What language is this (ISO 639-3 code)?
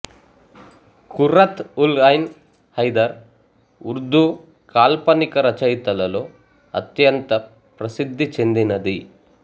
tel